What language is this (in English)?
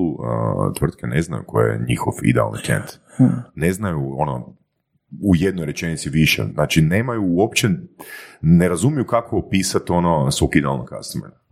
Croatian